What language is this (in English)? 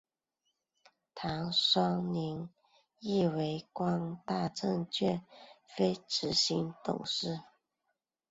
Chinese